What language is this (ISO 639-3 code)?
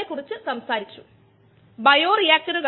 mal